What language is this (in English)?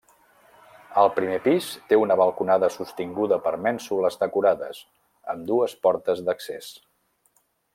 Catalan